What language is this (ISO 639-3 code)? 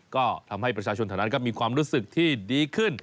tha